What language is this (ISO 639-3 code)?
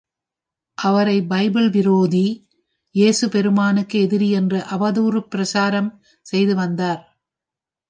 tam